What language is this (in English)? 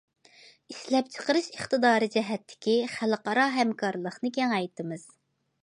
Uyghur